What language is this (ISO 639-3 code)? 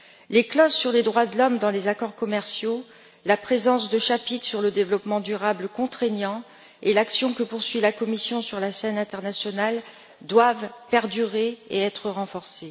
fra